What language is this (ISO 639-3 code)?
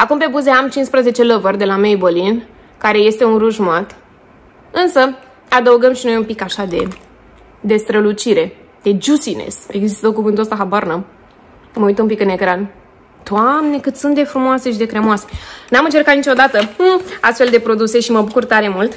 ron